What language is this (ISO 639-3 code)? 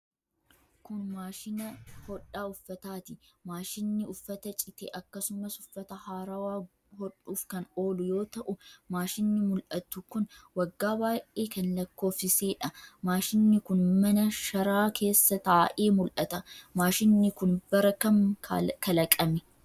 orm